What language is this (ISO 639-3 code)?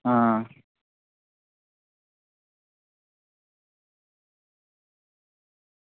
doi